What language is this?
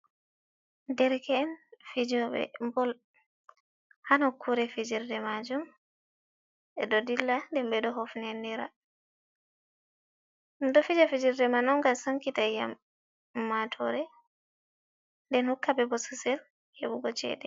Fula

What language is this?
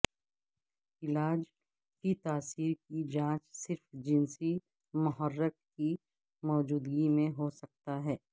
Urdu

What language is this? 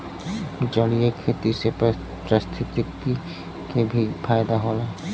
Bhojpuri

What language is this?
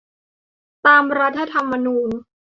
Thai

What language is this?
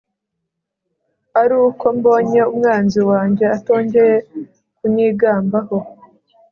Kinyarwanda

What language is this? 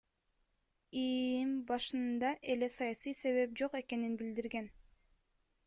Kyrgyz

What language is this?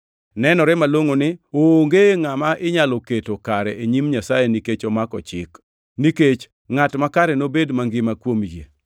Luo (Kenya and Tanzania)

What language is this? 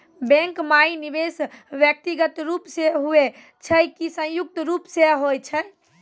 Maithili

